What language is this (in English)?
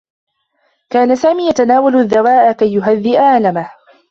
Arabic